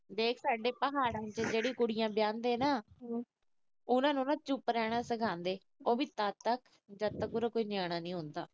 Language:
Punjabi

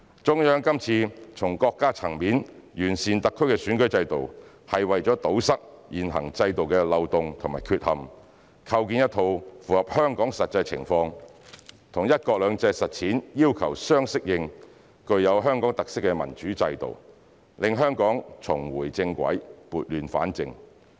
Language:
Cantonese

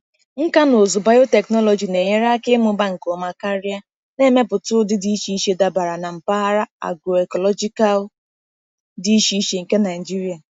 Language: Igbo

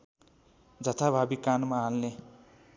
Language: Nepali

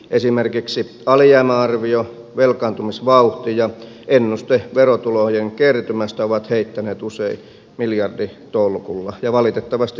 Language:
Finnish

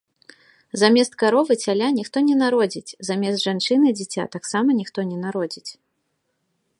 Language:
Belarusian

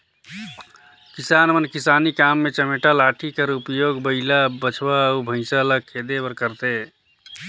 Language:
Chhattisgarhi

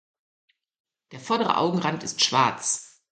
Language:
German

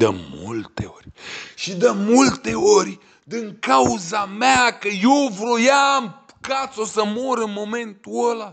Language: Romanian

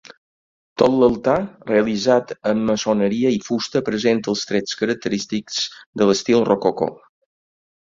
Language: Catalan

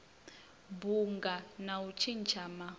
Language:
Venda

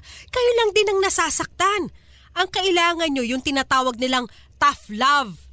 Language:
Filipino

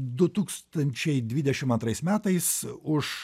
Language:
Lithuanian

